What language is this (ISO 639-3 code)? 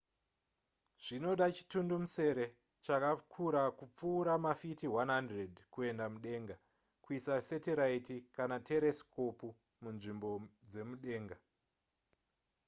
sna